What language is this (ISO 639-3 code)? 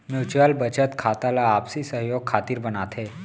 hne